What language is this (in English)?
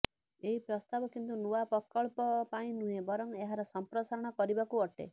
Odia